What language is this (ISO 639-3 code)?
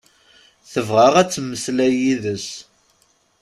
kab